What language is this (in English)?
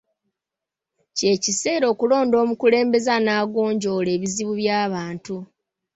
Ganda